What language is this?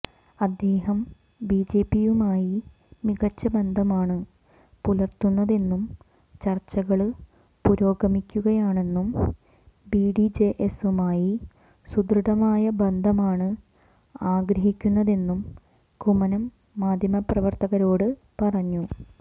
Malayalam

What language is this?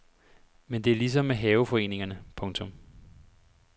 Danish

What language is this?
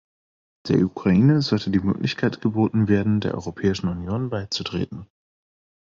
German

